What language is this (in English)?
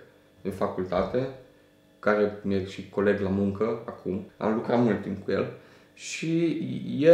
Romanian